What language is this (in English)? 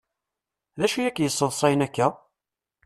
Kabyle